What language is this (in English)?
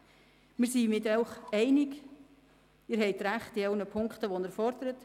Swiss German